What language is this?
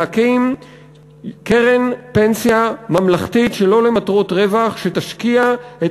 Hebrew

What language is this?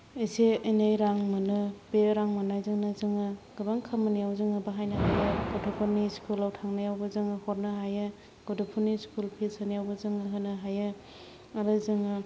Bodo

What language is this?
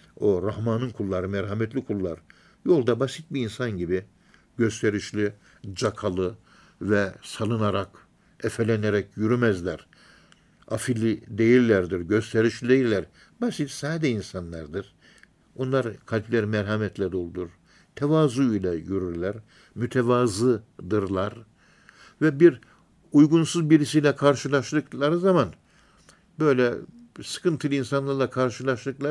Turkish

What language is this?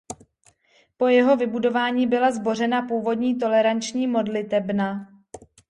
Czech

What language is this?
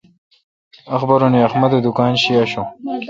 Kalkoti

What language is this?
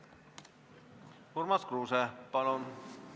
Estonian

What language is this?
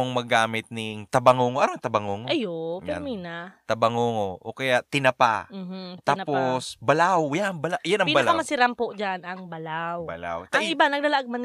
Filipino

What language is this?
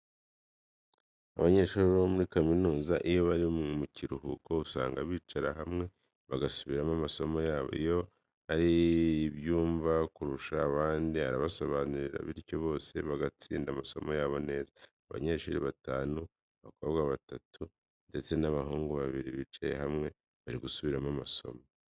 Kinyarwanda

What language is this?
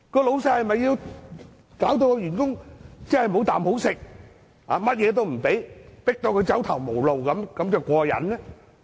Cantonese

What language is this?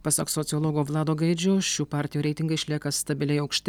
Lithuanian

